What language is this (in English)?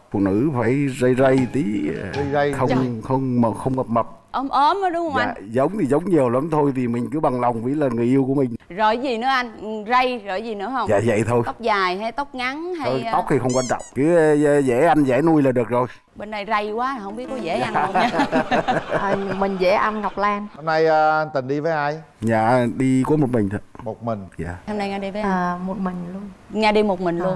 Vietnamese